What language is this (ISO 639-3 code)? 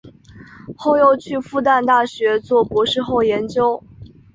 zho